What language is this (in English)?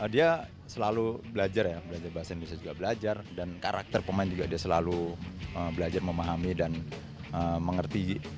Indonesian